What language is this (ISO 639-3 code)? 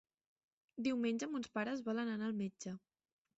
cat